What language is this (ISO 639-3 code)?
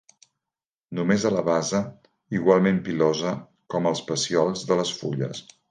cat